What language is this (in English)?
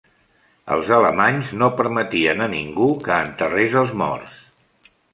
Catalan